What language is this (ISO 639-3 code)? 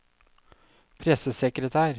nor